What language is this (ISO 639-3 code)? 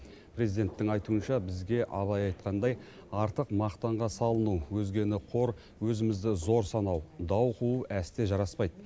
kaz